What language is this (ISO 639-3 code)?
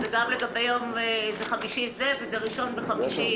heb